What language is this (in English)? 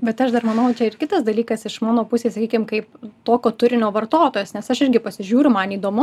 Lithuanian